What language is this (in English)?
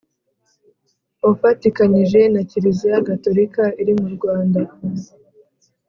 Kinyarwanda